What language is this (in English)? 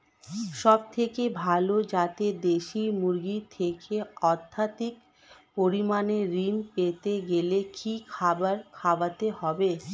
Bangla